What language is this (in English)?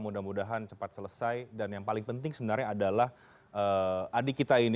Indonesian